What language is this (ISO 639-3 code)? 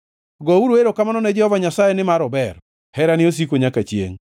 luo